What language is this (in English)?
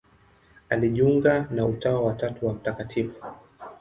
Swahili